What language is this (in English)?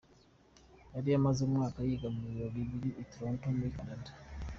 Kinyarwanda